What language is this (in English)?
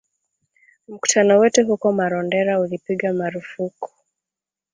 Swahili